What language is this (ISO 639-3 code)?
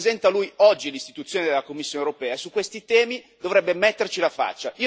ita